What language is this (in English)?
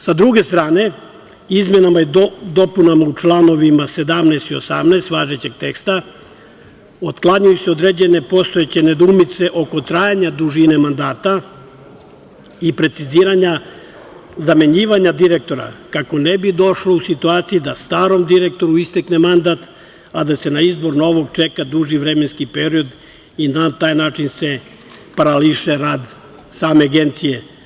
Serbian